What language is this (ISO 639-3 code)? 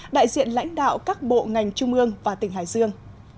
vie